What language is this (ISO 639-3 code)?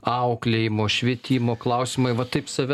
lit